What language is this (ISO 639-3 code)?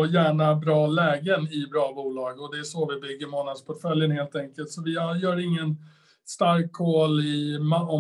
swe